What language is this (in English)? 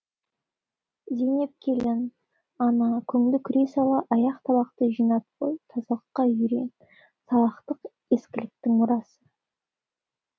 Kazakh